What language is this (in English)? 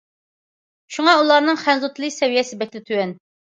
Uyghur